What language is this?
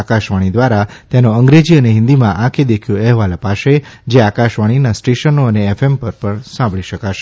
Gujarati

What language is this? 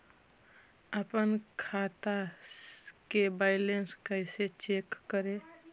Magahi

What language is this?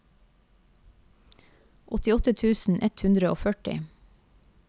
Norwegian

